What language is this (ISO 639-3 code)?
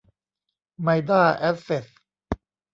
tha